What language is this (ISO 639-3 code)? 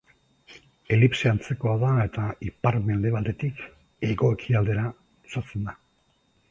eus